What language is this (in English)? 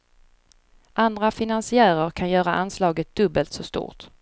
Swedish